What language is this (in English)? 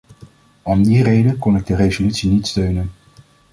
Dutch